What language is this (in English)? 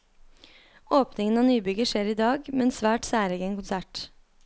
Norwegian